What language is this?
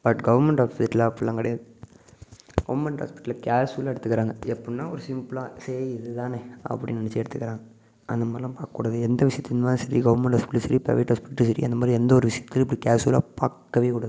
Tamil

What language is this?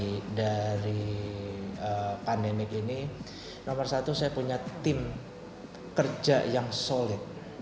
Indonesian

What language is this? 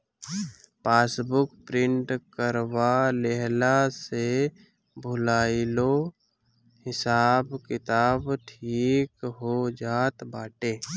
Bhojpuri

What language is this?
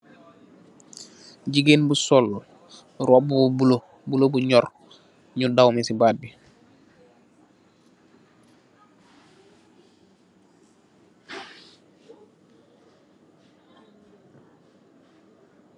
Wolof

